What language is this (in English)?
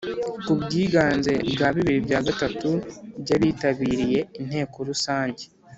Kinyarwanda